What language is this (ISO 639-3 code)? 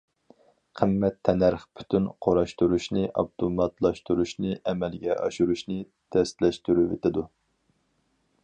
uig